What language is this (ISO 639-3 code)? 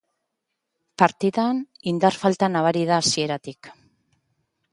eus